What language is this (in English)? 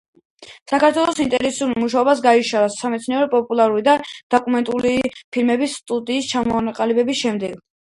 Georgian